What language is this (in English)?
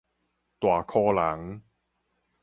Min Nan Chinese